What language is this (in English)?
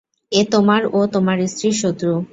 Bangla